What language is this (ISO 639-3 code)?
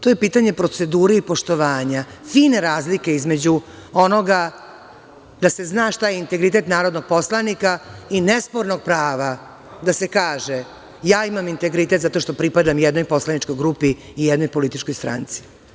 srp